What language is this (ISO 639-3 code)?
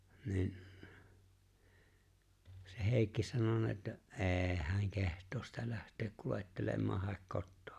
fin